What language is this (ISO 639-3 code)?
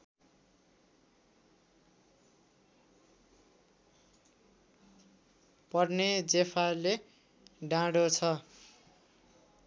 nep